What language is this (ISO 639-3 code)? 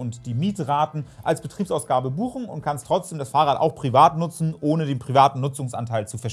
deu